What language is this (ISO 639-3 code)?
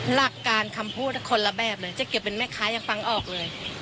tha